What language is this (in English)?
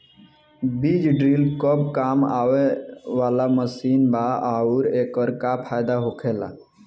Bhojpuri